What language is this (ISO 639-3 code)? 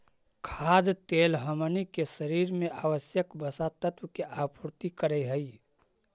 mag